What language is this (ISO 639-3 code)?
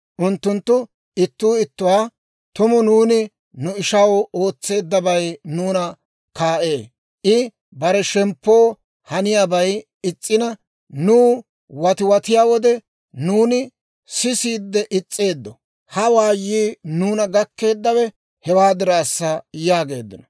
dwr